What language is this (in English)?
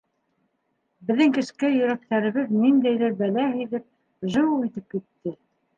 Bashkir